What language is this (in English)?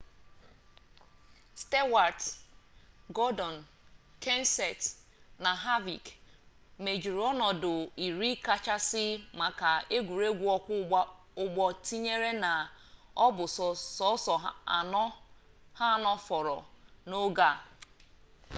Igbo